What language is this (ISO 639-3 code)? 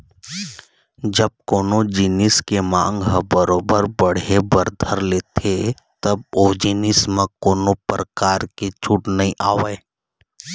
hne